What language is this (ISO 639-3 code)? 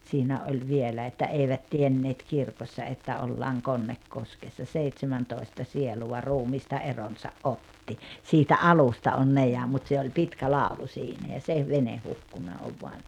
fin